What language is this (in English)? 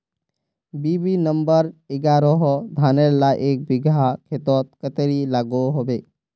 Magahi